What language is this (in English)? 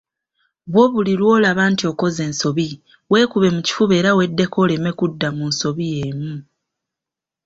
Ganda